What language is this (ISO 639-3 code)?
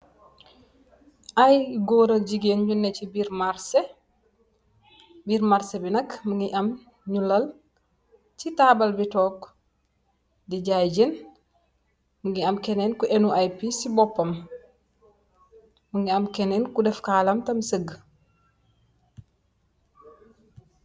wol